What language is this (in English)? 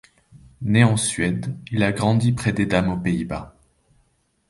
French